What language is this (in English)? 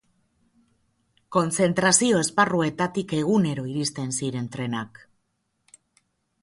Basque